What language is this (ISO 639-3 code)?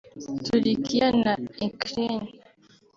kin